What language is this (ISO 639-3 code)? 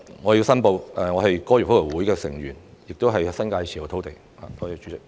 yue